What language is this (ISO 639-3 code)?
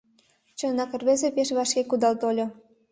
chm